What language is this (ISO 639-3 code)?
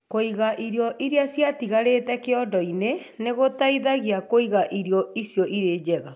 kik